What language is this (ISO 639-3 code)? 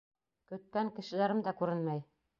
bak